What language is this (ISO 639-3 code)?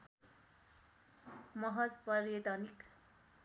nep